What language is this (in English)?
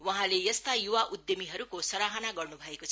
Nepali